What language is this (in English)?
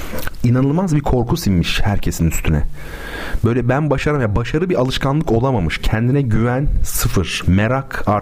Turkish